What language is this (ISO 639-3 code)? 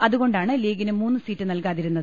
mal